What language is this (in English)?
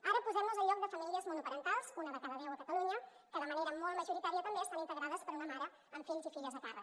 Catalan